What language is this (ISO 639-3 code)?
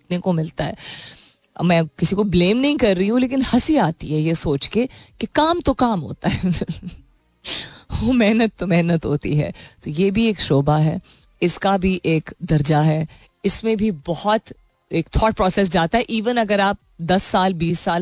hin